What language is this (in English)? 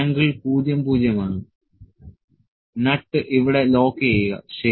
Malayalam